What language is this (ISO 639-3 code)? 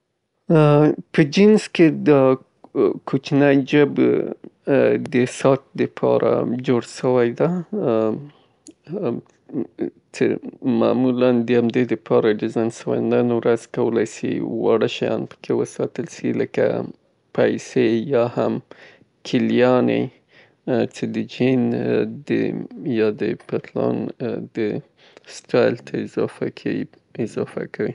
pbt